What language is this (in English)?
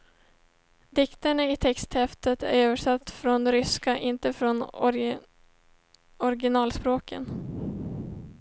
Swedish